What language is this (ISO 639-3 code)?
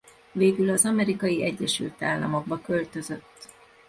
hun